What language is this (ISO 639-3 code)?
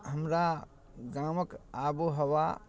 mai